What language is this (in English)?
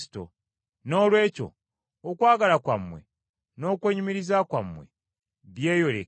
Ganda